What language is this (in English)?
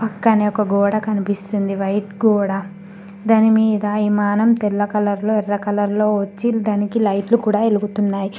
Telugu